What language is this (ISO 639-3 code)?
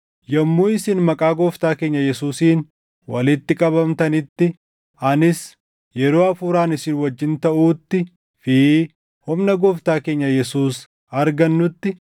orm